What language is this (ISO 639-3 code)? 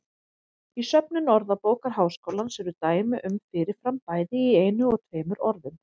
isl